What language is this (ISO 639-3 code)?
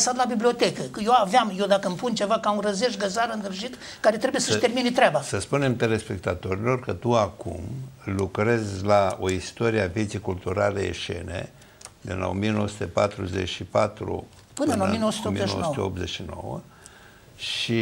ron